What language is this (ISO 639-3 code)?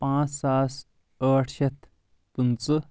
kas